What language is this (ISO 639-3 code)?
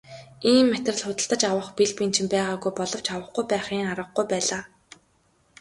mon